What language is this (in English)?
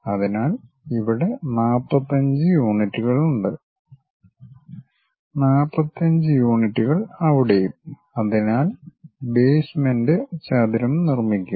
Malayalam